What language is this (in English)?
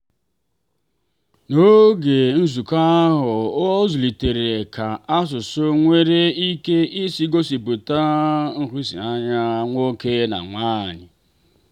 Igbo